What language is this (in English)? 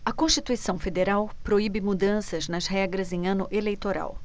Portuguese